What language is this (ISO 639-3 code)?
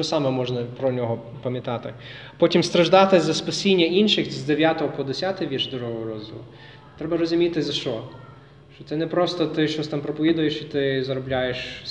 ukr